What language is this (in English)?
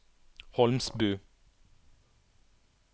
Norwegian